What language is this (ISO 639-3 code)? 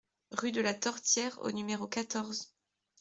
fra